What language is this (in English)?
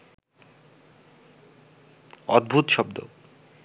Bangla